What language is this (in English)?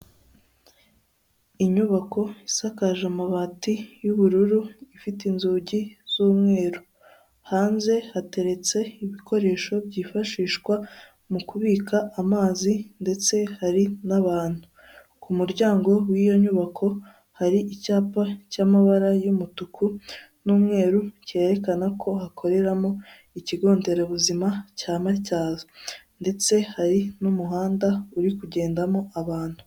Kinyarwanda